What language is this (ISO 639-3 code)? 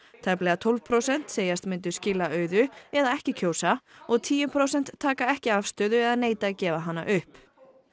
isl